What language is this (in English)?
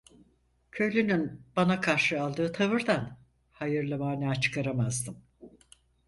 Turkish